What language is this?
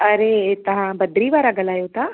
Sindhi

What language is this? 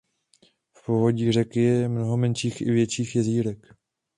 Czech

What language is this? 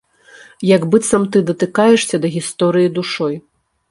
Belarusian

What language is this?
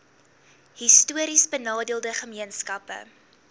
Afrikaans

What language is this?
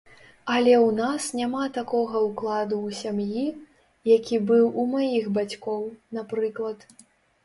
Belarusian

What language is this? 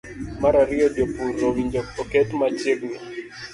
Luo (Kenya and Tanzania)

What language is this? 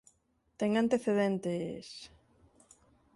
Galician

